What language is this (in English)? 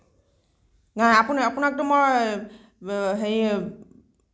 Assamese